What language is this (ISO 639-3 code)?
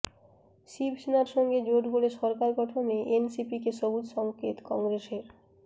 ben